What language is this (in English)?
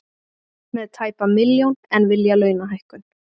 Icelandic